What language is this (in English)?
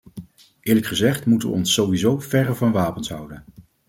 Dutch